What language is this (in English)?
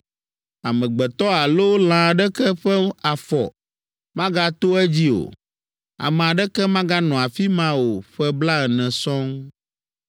Ewe